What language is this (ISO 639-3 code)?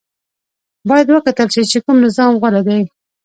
pus